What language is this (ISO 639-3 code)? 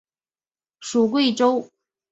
zho